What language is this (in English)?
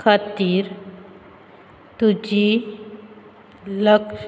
Konkani